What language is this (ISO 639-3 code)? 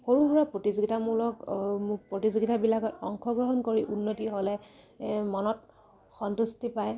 asm